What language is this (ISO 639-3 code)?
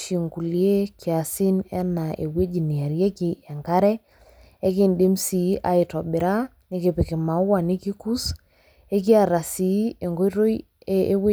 mas